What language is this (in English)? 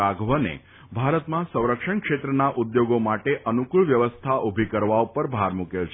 Gujarati